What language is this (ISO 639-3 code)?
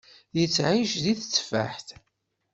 kab